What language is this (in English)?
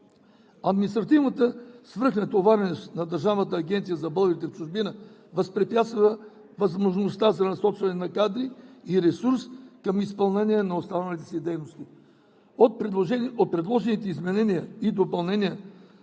Bulgarian